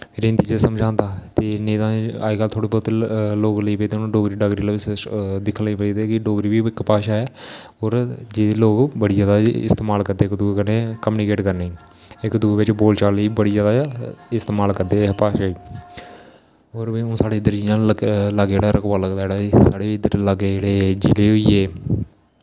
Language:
Dogri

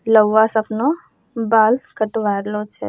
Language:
Angika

